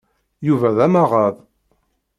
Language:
Kabyle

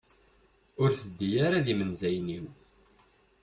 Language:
Kabyle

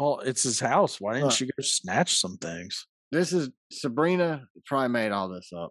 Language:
English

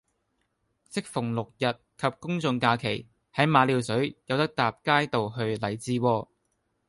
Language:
Cantonese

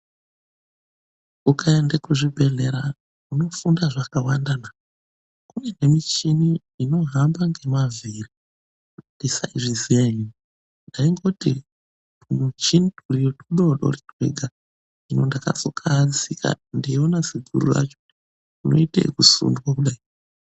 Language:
Ndau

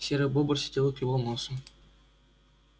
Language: Russian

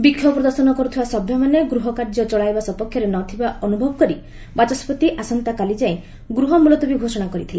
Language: Odia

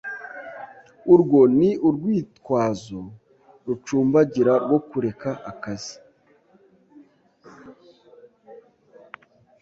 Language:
Kinyarwanda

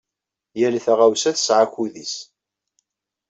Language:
Kabyle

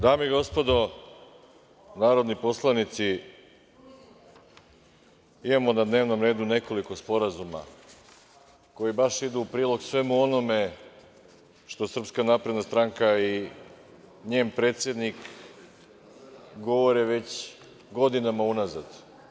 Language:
Serbian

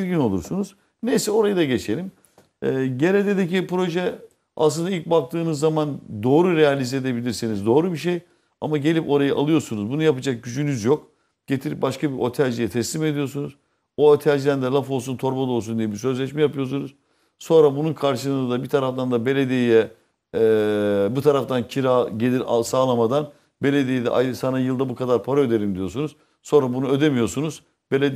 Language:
Turkish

